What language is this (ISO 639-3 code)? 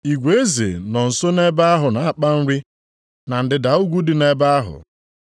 ibo